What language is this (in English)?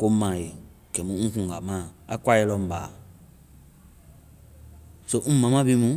Vai